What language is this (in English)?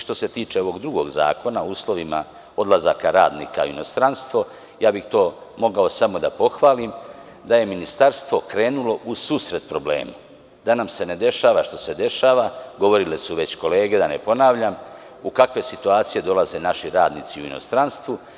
Serbian